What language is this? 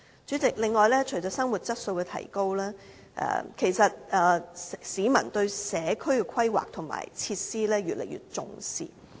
Cantonese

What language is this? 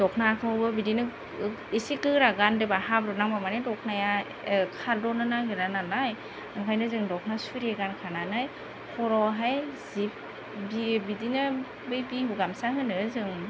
Bodo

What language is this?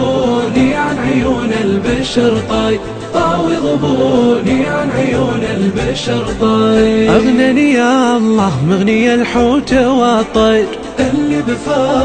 Arabic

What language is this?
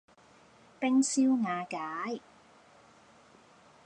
Cantonese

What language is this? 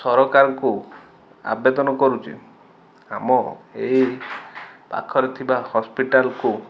Odia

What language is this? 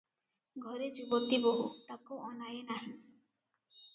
Odia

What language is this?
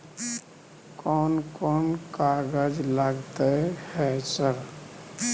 Maithili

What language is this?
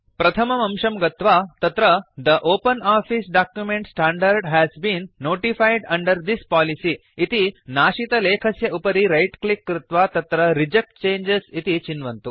Sanskrit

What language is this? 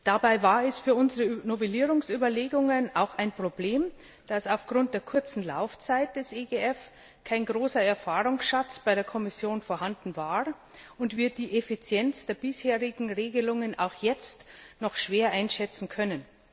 German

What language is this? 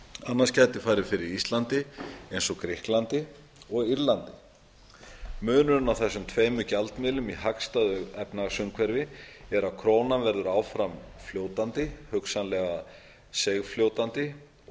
Icelandic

